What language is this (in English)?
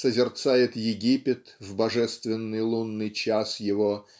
Russian